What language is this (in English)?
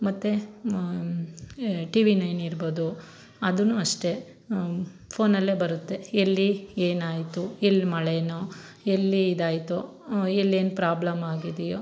Kannada